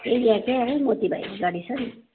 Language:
Nepali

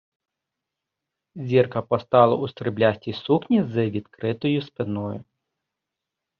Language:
Ukrainian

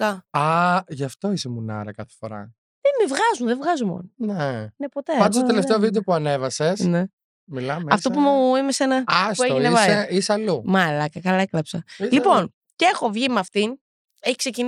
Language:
Greek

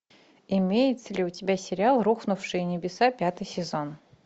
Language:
Russian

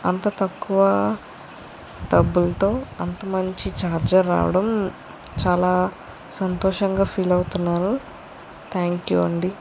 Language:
Telugu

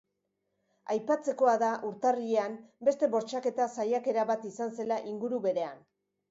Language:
Basque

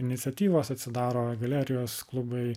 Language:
Lithuanian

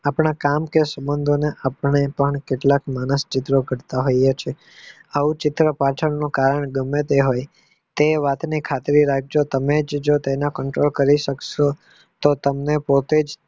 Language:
Gujarati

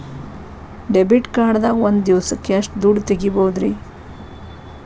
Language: Kannada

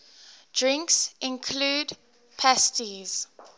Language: English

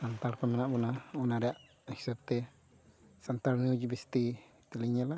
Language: Santali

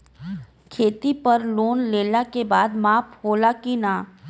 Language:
Bhojpuri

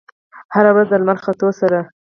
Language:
Pashto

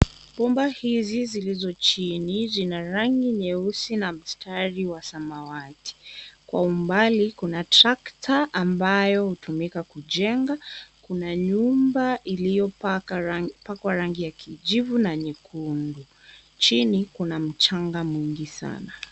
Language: Swahili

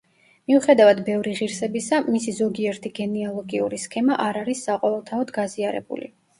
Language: Georgian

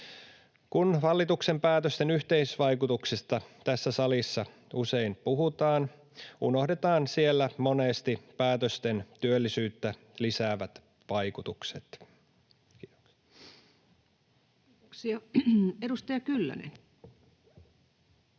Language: Finnish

